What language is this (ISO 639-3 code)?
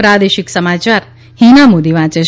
guj